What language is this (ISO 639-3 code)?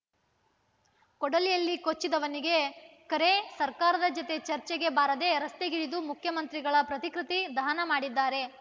kan